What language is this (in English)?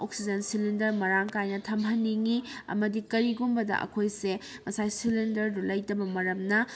Manipuri